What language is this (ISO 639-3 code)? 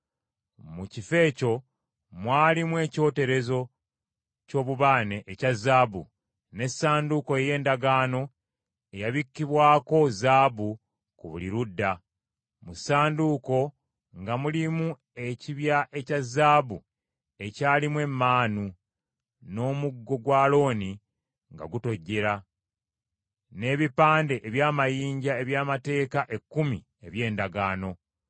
lug